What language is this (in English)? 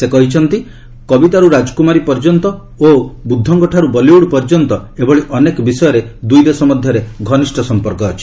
Odia